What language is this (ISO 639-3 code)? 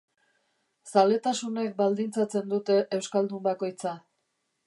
eus